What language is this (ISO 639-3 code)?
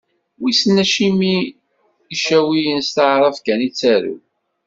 kab